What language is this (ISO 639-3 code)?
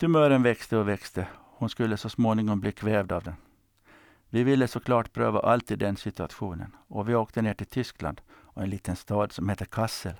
swe